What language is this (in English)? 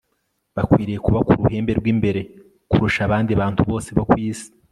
Kinyarwanda